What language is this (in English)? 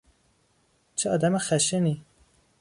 Persian